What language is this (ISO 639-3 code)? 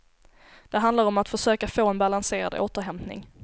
swe